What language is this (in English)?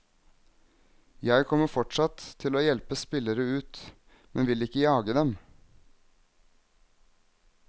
Norwegian